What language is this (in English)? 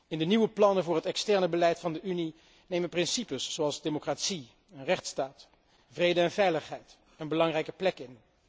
Dutch